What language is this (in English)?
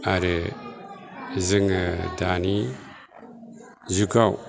Bodo